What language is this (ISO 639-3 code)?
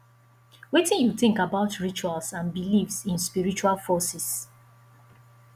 pcm